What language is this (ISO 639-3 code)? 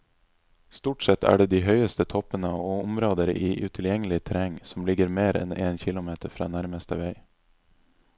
nor